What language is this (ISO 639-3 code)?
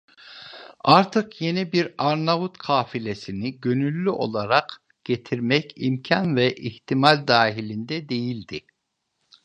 tur